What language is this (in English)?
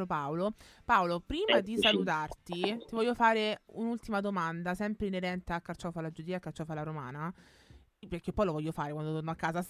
Italian